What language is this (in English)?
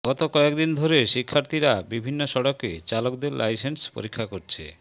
Bangla